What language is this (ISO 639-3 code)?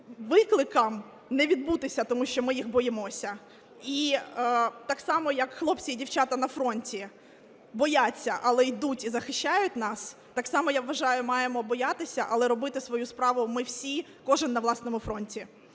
ukr